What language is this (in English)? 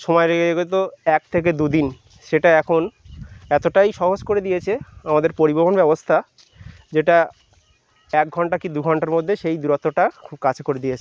Bangla